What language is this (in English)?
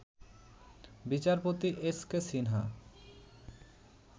Bangla